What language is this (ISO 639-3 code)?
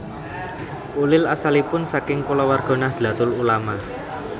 jav